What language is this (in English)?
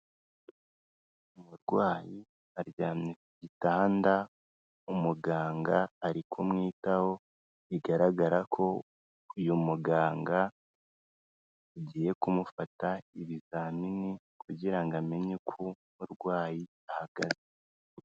Kinyarwanda